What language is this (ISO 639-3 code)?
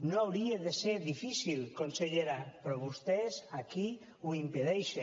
cat